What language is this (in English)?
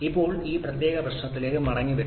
Malayalam